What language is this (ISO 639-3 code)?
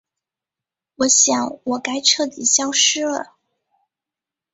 zho